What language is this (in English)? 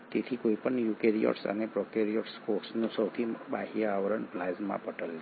Gujarati